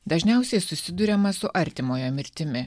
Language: Lithuanian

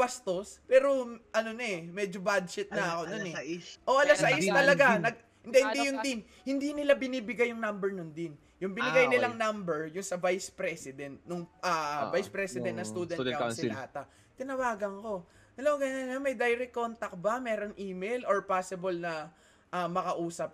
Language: Filipino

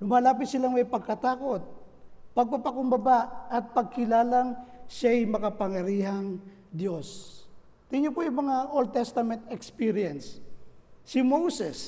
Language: Filipino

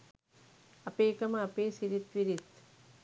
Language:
Sinhala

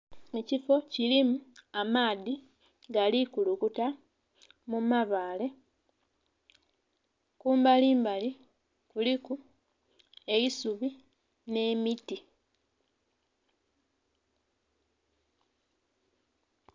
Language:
Soga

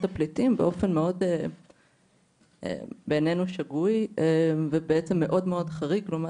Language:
Hebrew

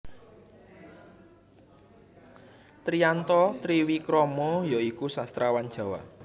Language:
Javanese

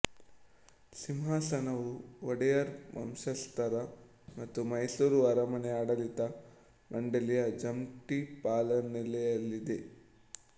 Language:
Kannada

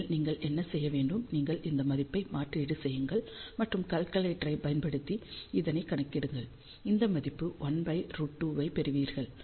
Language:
Tamil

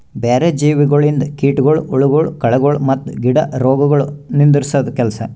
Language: Kannada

